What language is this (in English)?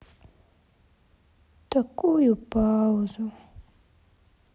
Russian